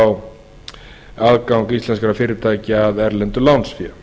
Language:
Icelandic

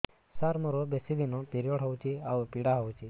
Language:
Odia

